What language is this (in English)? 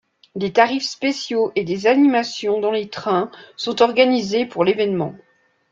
French